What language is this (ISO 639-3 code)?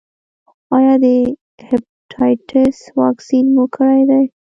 pus